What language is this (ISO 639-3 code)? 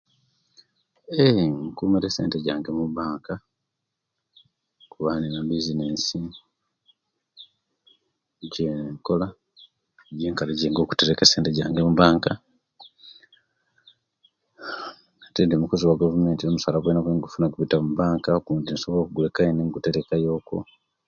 lke